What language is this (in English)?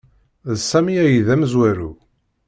Kabyle